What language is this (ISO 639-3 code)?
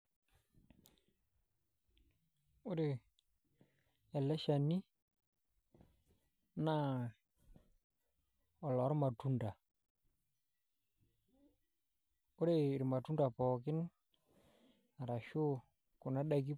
mas